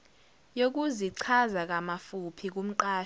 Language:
Zulu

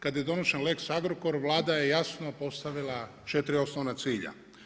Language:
Croatian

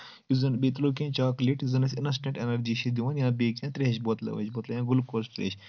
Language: Kashmiri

